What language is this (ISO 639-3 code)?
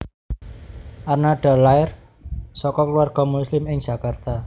jav